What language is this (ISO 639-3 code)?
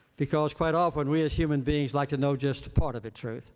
eng